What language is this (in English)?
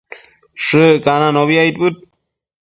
Matsés